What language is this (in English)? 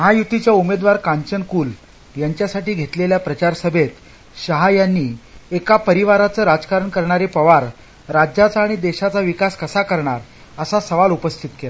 Marathi